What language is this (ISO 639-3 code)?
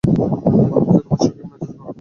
ben